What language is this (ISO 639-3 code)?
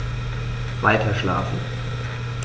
deu